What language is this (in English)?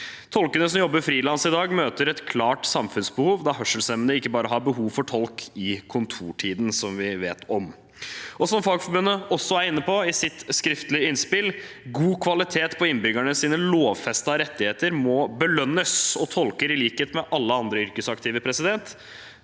Norwegian